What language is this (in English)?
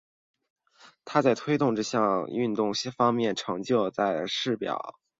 Chinese